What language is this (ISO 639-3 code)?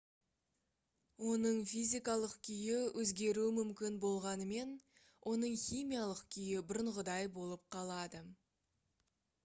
kaz